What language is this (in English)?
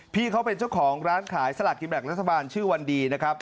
Thai